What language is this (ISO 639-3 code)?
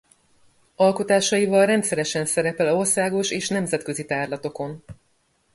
hun